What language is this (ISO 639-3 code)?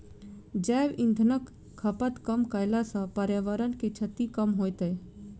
mai